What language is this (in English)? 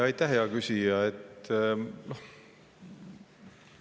Estonian